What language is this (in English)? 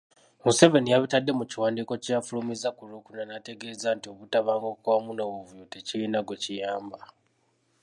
Ganda